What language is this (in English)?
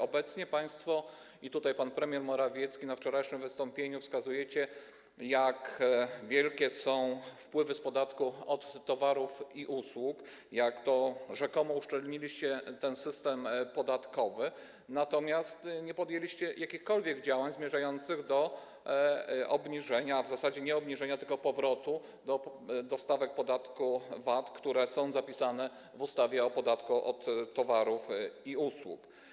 Polish